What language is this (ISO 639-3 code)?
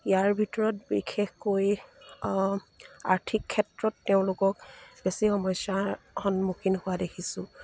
asm